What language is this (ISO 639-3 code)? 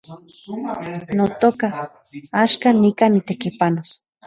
ncx